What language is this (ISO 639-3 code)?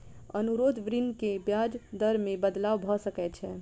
mai